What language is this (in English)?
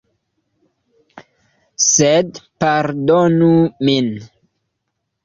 Esperanto